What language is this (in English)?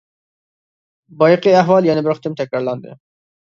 Uyghur